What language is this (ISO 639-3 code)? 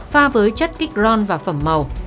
vie